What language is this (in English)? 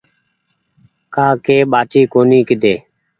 Goaria